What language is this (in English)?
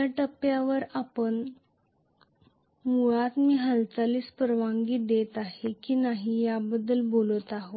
Marathi